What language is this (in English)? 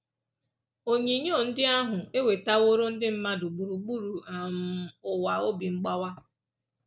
Igbo